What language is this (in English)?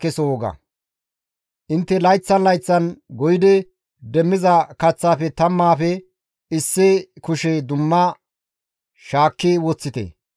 Gamo